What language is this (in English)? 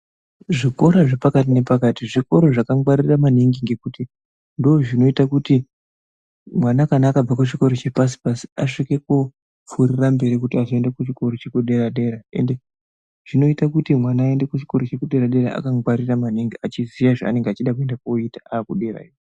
Ndau